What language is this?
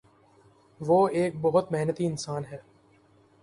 Urdu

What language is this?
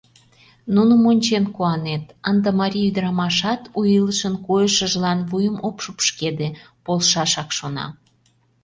Mari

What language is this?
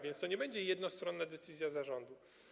Polish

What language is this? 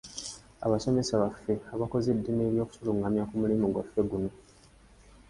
Ganda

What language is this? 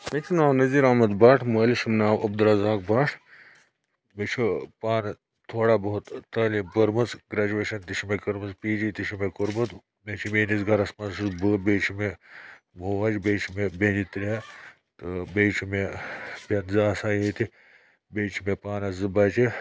Kashmiri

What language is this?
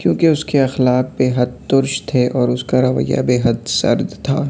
Urdu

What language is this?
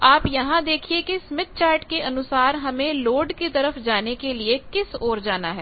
Hindi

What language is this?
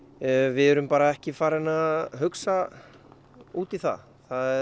Icelandic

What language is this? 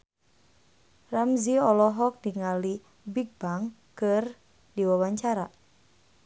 Sundanese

